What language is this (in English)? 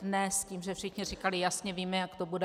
Czech